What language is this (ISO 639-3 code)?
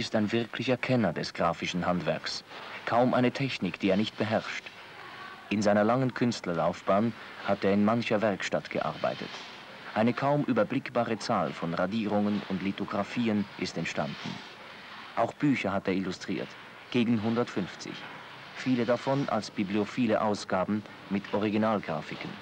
deu